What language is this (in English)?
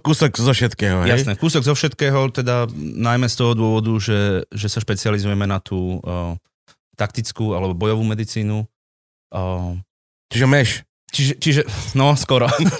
Slovak